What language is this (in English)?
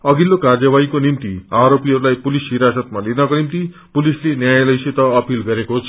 Nepali